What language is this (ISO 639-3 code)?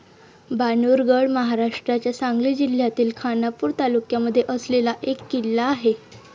mar